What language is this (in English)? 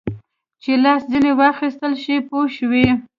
Pashto